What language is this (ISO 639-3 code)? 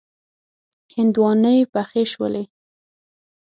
pus